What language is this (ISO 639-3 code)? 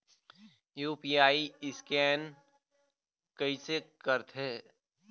hne